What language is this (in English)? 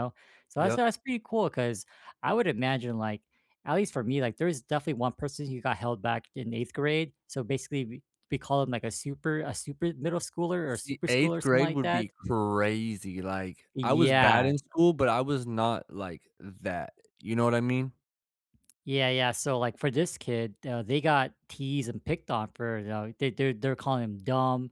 English